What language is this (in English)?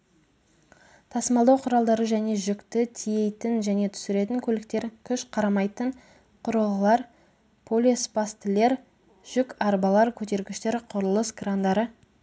Kazakh